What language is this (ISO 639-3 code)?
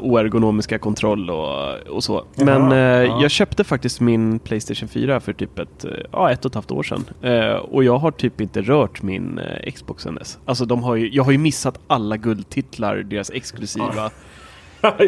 swe